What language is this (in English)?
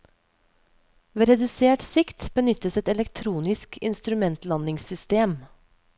Norwegian